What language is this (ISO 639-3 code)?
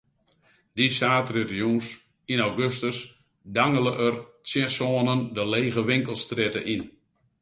fry